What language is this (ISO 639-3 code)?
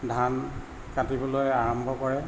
asm